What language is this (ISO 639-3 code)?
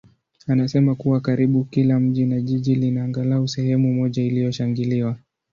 swa